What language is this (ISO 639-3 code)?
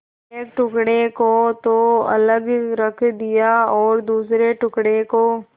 hin